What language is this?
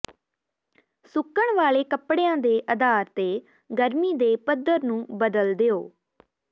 Punjabi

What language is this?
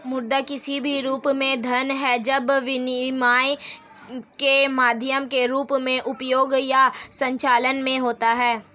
Hindi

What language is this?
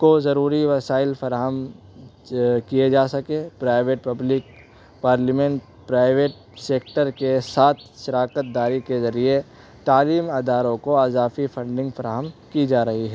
Urdu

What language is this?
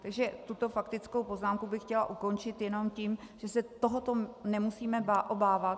Czech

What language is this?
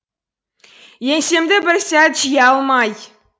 Kazakh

